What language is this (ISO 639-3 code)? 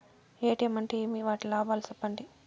tel